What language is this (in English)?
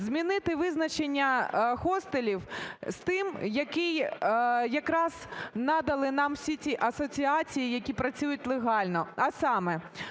Ukrainian